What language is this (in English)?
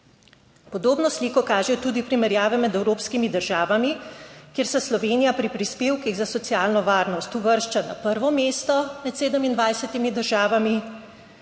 Slovenian